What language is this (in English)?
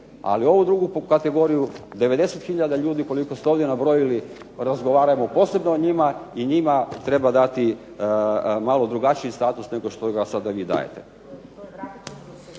Croatian